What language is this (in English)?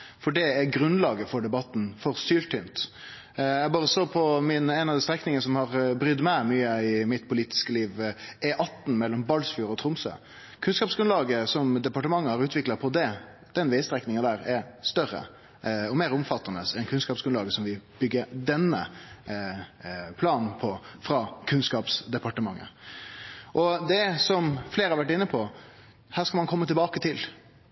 Norwegian Nynorsk